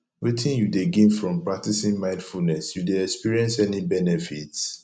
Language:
Nigerian Pidgin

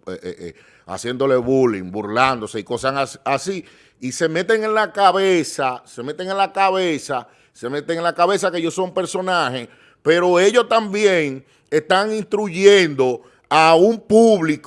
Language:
Spanish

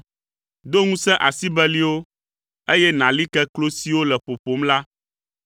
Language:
Ewe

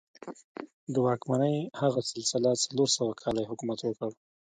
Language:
Pashto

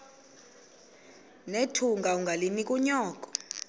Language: Xhosa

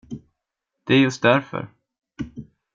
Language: Swedish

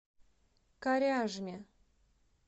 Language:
Russian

